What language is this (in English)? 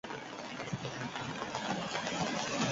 Basque